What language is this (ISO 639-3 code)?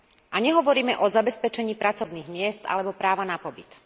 slk